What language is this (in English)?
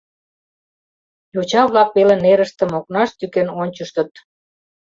Mari